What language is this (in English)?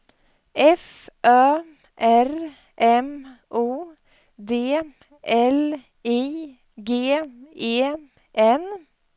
Swedish